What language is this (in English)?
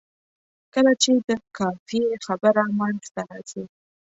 Pashto